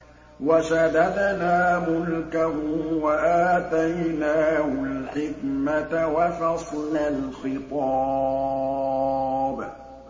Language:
Arabic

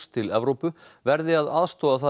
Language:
Icelandic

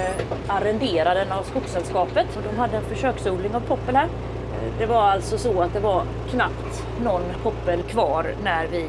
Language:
Swedish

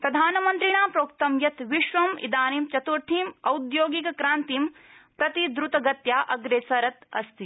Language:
Sanskrit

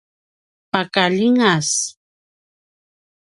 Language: Paiwan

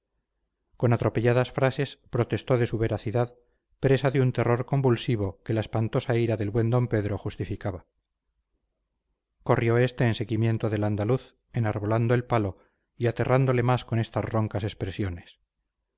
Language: Spanish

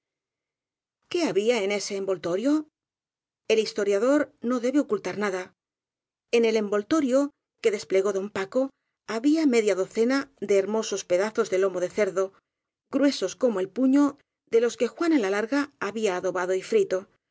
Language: Spanish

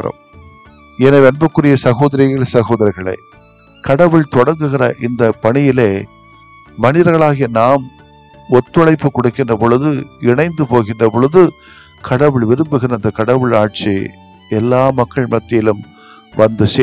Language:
Tamil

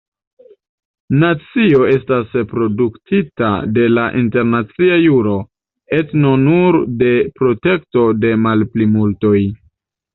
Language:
Esperanto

